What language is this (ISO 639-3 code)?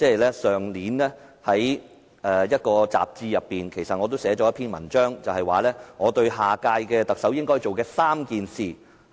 yue